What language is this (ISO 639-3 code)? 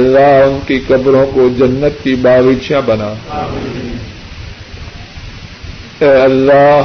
urd